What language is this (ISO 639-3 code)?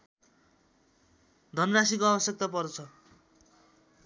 nep